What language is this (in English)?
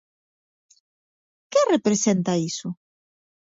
Galician